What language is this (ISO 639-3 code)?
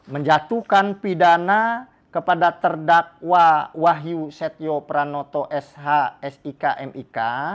ind